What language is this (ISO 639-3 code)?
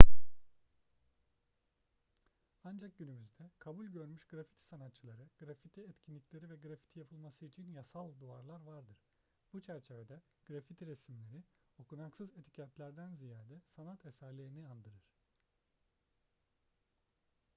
tur